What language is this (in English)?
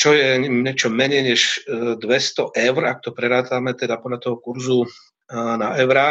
Slovak